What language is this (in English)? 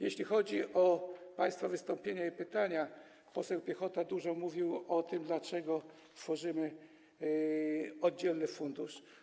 Polish